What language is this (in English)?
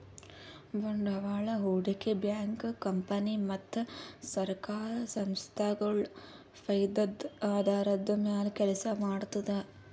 Kannada